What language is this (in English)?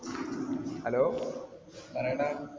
Malayalam